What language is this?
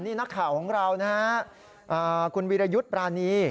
Thai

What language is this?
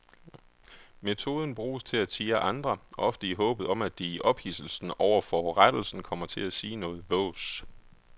Danish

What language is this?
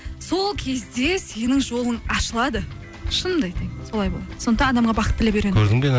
Kazakh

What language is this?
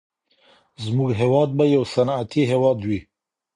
Pashto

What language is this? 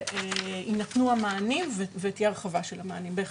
Hebrew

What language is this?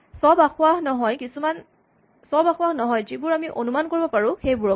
Assamese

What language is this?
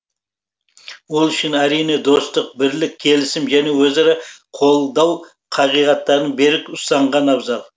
Kazakh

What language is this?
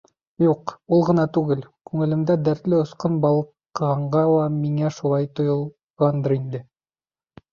Bashkir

